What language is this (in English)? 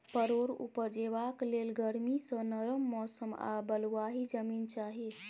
Maithili